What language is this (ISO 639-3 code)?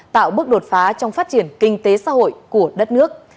vie